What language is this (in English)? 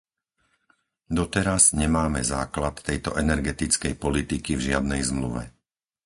Slovak